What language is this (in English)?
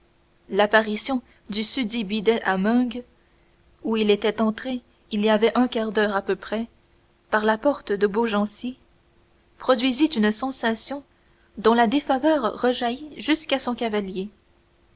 French